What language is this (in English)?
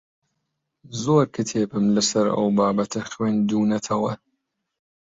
Central Kurdish